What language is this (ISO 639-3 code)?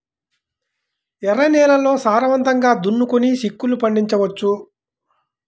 tel